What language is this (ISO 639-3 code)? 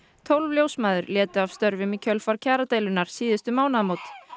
isl